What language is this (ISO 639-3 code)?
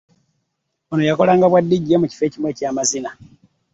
lug